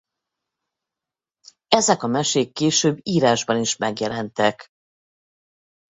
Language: Hungarian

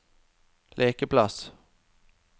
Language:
Norwegian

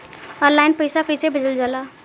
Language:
Bhojpuri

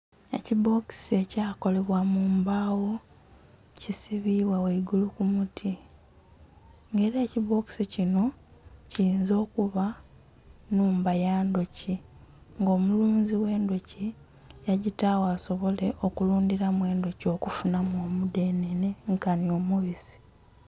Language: Soga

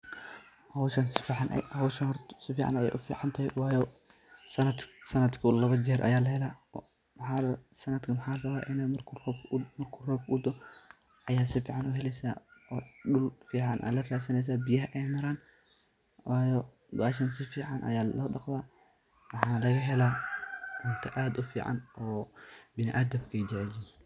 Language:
Somali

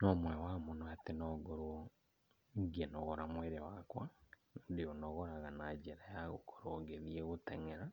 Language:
Kikuyu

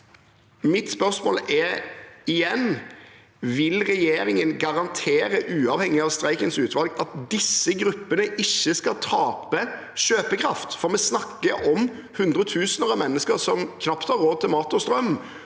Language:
Norwegian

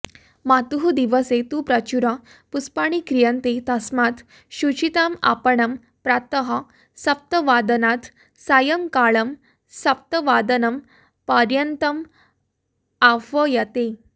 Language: Sanskrit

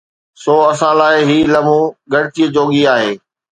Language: Sindhi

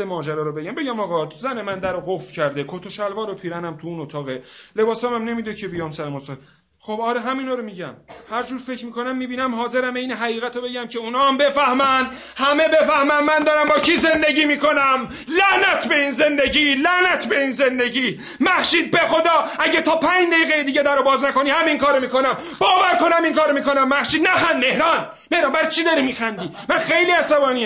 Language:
Persian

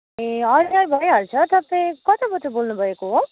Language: Nepali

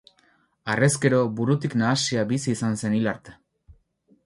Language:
Basque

